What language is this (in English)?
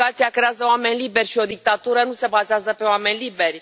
Romanian